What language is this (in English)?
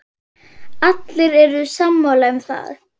Icelandic